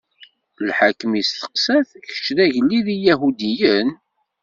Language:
Kabyle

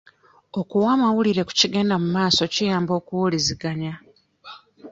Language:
Ganda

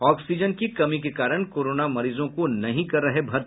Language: Hindi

